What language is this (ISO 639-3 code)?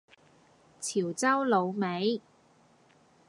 yue